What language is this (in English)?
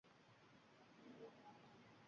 Uzbek